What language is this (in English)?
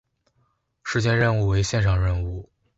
Chinese